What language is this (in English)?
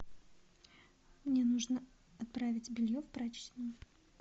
Russian